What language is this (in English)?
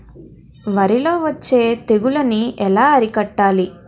Telugu